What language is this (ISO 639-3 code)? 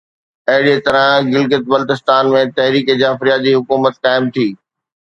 snd